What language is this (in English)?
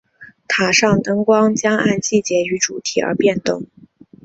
Chinese